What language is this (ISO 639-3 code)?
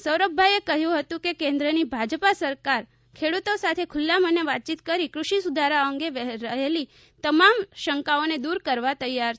guj